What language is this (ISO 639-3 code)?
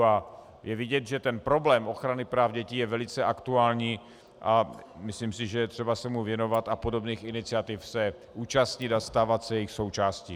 ces